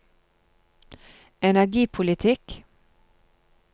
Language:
Norwegian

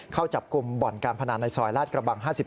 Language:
Thai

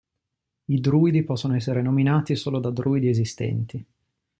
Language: Italian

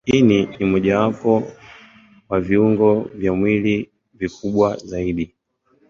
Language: Swahili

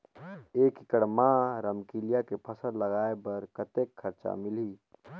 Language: Chhattisgarhi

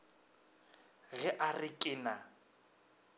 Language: Northern Sotho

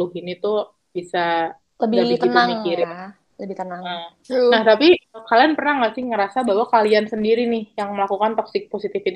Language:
Indonesian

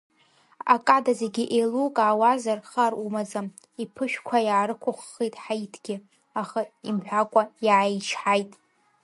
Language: Abkhazian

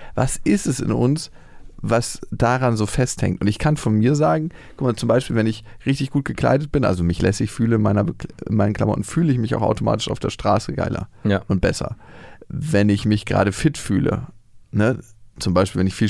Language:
German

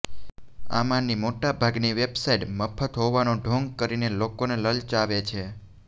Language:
Gujarati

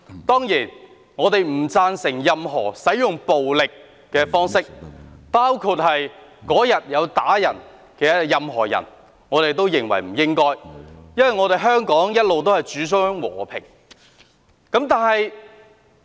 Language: Cantonese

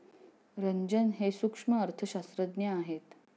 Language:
Marathi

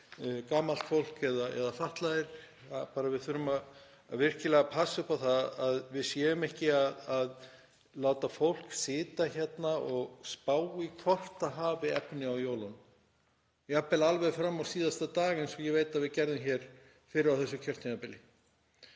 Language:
Icelandic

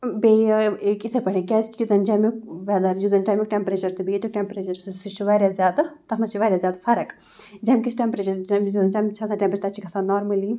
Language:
Kashmiri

